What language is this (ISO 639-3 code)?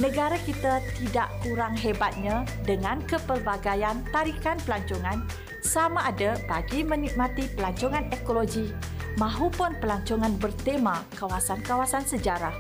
msa